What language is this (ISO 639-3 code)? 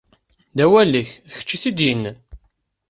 kab